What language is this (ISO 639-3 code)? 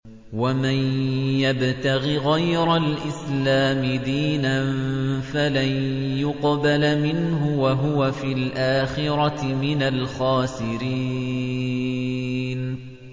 ara